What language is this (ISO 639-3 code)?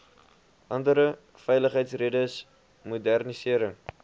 afr